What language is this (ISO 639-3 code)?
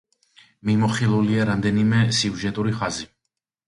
kat